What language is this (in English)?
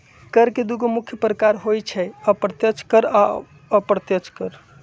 Magahi